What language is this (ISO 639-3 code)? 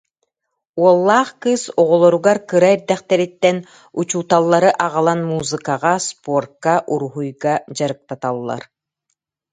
sah